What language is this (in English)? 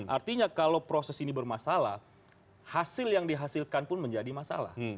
Indonesian